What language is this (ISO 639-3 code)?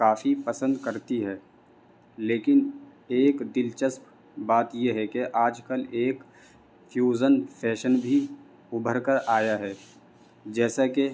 urd